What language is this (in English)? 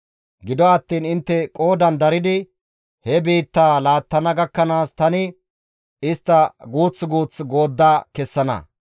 Gamo